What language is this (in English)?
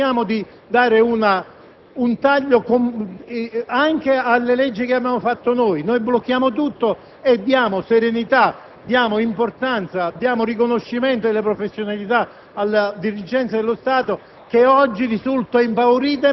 Italian